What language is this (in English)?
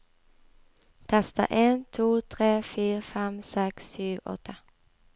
Norwegian